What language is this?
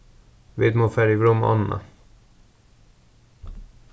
Faroese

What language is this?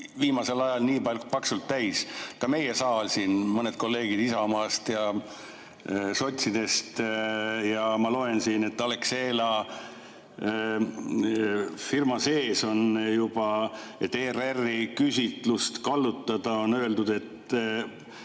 Estonian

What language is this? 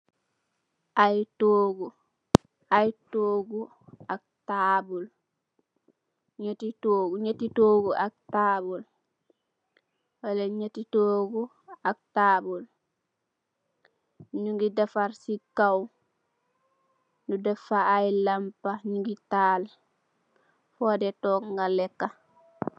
Wolof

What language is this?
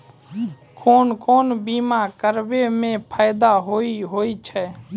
Maithili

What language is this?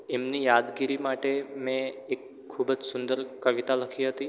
Gujarati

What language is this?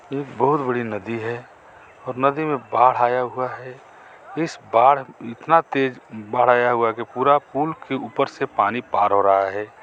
Hindi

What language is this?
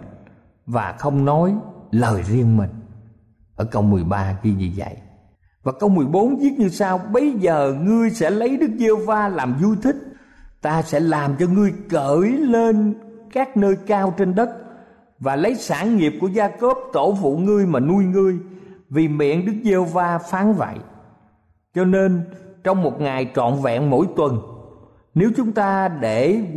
Vietnamese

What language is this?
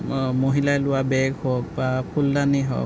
Assamese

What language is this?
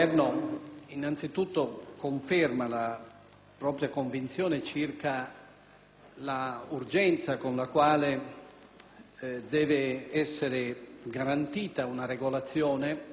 Italian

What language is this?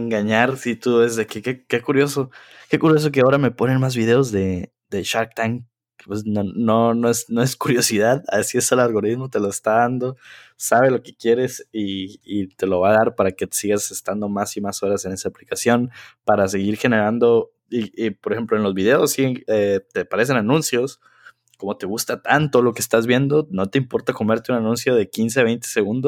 Spanish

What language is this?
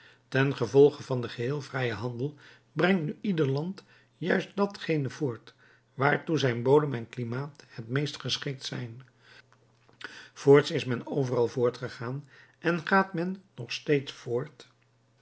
Dutch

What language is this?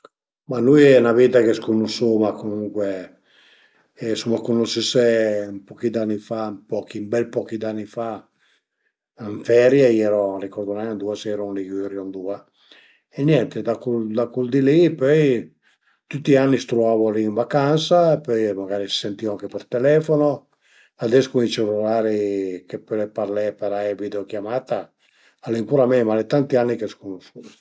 Piedmontese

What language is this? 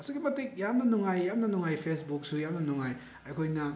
Manipuri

